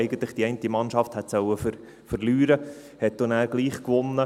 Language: Swiss German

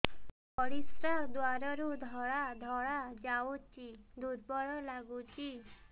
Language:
Odia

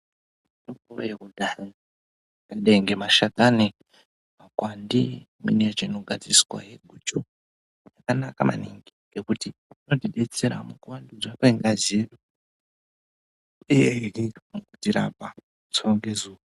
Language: Ndau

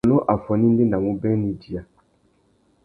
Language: Tuki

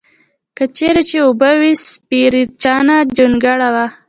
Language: Pashto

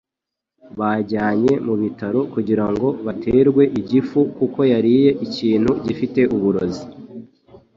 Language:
Kinyarwanda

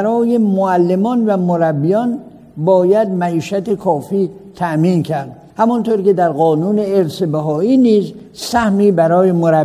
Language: Persian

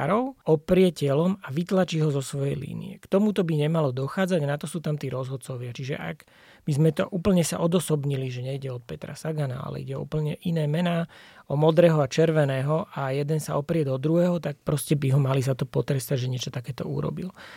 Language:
Slovak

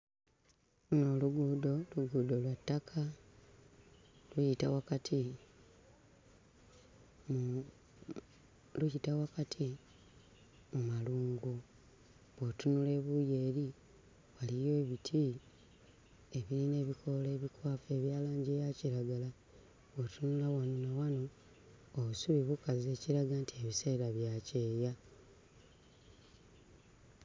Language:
Ganda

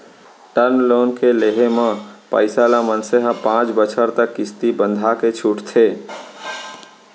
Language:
Chhattisgarhi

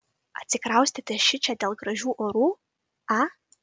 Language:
Lithuanian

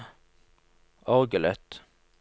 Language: Norwegian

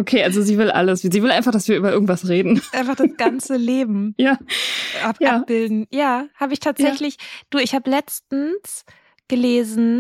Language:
German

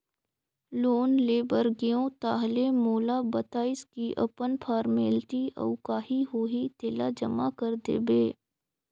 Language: Chhattisgarhi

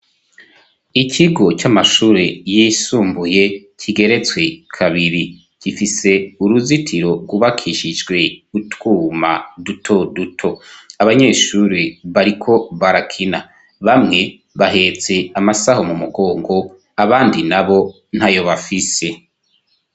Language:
Rundi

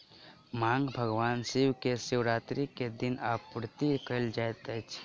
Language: Maithili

